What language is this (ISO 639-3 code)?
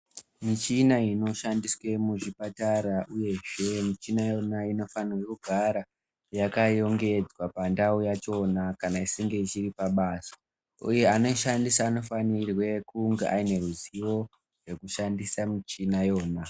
ndc